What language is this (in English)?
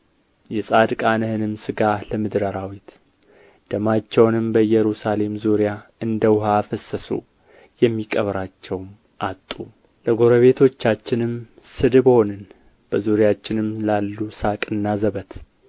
Amharic